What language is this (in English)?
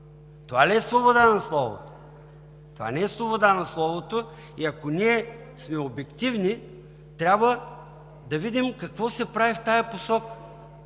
Bulgarian